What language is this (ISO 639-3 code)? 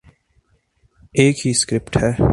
urd